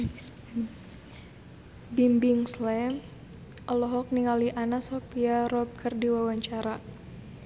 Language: Sundanese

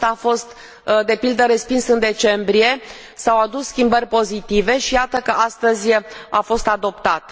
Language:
Romanian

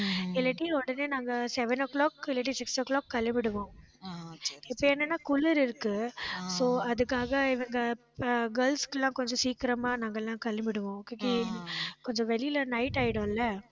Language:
Tamil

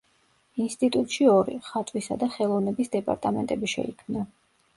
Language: Georgian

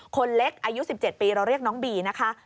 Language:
Thai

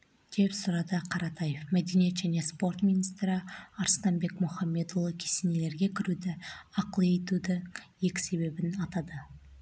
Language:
Kazakh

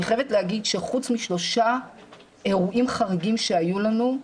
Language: Hebrew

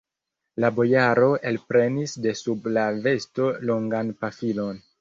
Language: Esperanto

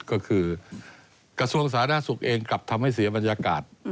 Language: Thai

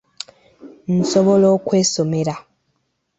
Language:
Ganda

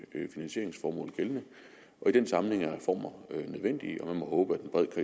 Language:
Danish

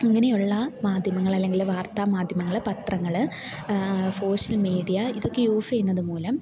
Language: Malayalam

